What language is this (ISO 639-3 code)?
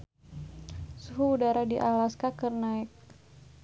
sun